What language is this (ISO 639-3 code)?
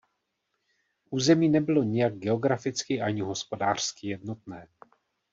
ces